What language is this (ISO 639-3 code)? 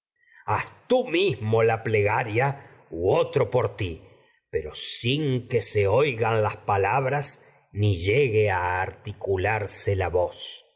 spa